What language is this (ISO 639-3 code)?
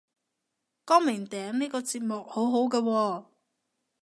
yue